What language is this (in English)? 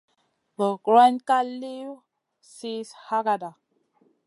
Masana